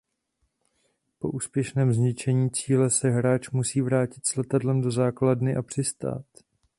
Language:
Czech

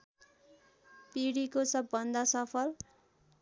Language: Nepali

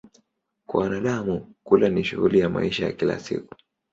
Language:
Swahili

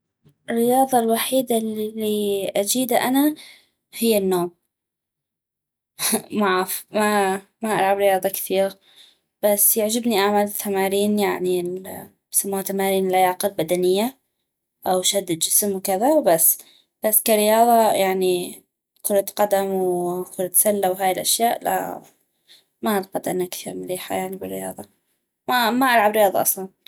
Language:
North Mesopotamian Arabic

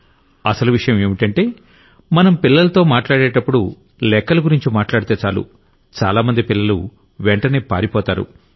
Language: Telugu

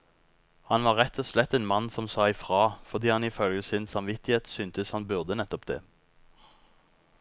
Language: Norwegian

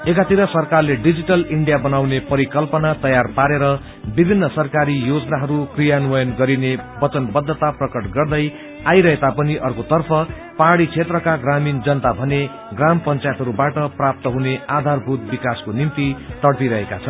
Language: Nepali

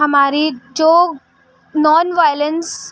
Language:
Urdu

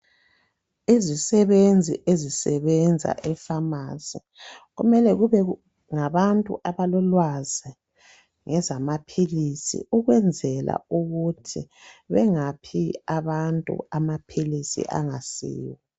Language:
North Ndebele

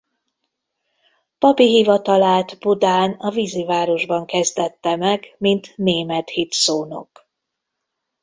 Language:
Hungarian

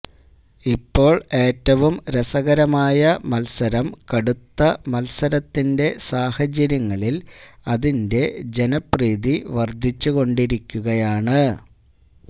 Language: Malayalam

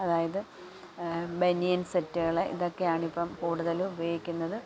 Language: Malayalam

